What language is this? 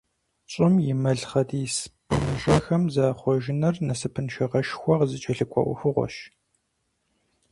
Kabardian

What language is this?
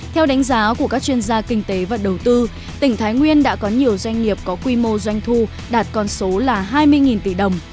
Vietnamese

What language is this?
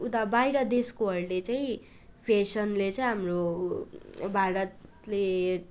Nepali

